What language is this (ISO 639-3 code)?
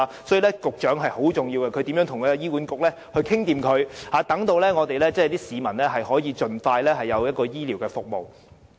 yue